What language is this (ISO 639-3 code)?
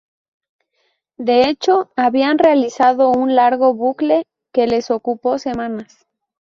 spa